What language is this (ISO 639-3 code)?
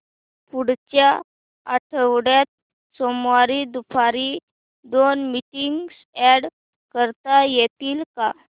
mar